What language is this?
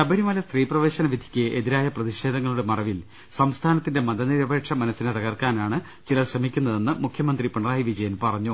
Malayalam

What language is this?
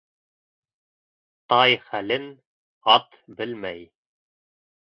Bashkir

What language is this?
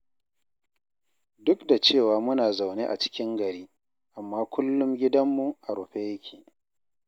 Hausa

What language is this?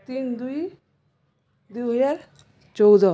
Odia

